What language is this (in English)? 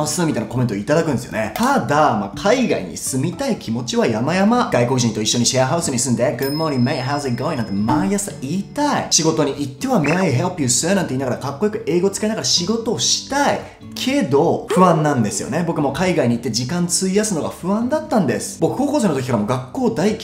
Japanese